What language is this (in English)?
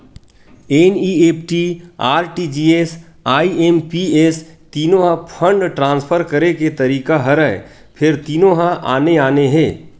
Chhattisgarhi